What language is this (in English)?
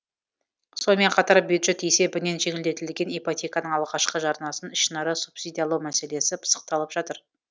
Kazakh